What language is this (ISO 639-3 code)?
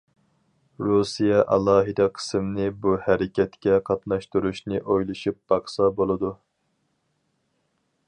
uig